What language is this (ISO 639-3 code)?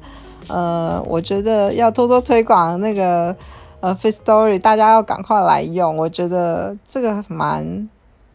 zho